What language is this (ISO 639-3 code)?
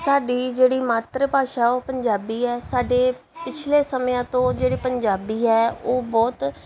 pan